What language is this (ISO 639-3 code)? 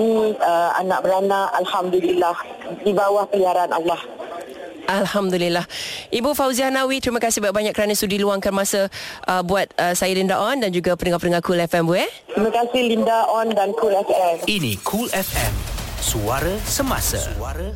msa